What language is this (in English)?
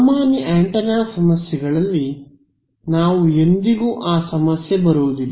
Kannada